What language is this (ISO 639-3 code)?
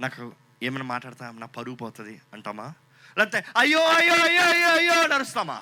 tel